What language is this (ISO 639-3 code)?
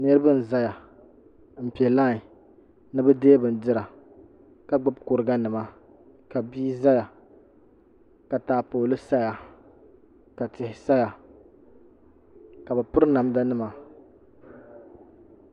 dag